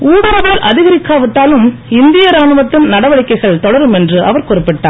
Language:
Tamil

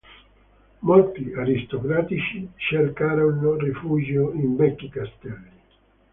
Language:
Italian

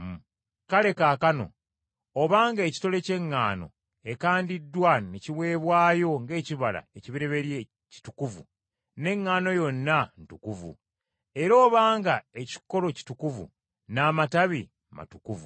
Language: Ganda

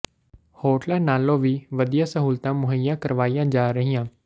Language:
Punjabi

